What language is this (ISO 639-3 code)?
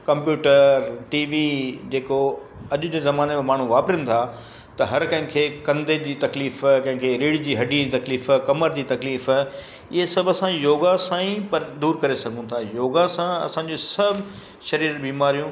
snd